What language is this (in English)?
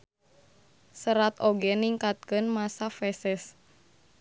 Sundanese